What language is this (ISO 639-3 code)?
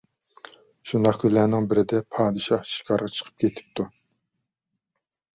uig